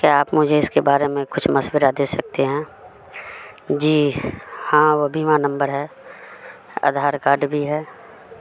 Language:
Urdu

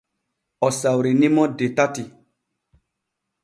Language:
Borgu Fulfulde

